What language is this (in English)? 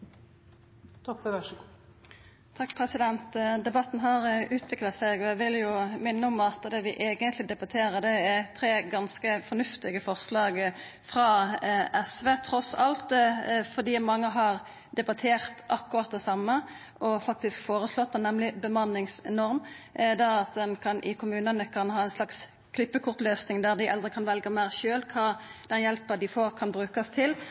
Norwegian Nynorsk